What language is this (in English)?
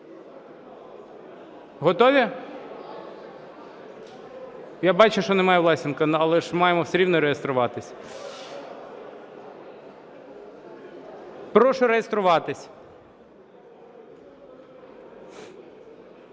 Ukrainian